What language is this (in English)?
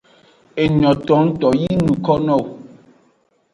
Aja (Benin)